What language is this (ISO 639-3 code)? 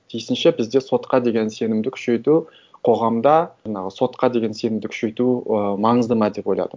kaz